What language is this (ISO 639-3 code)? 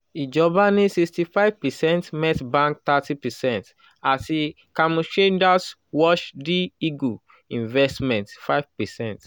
yor